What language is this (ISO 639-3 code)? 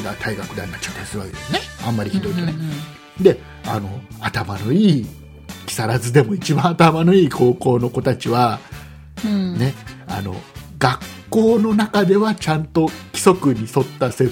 jpn